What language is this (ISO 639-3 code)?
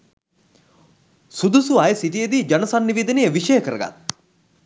sin